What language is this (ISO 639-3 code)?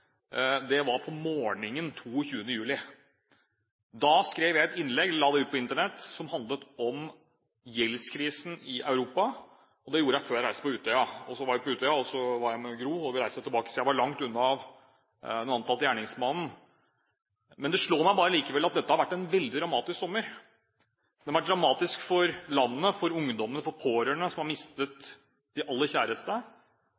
nob